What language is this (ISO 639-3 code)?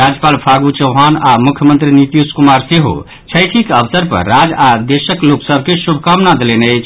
mai